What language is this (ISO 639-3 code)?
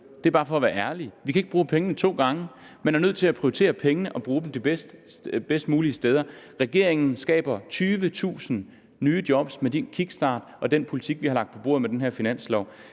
dan